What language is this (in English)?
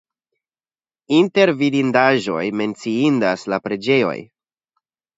Esperanto